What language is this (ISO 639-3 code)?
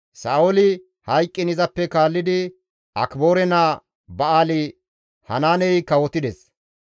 gmv